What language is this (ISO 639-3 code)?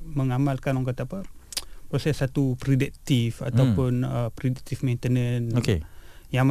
msa